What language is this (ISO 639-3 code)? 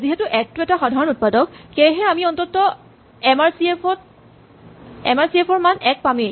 asm